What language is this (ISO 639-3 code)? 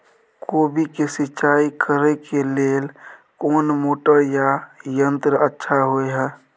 mai